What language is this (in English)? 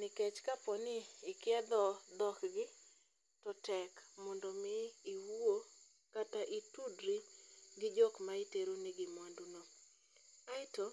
Luo (Kenya and Tanzania)